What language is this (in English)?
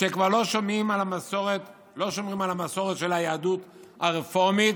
Hebrew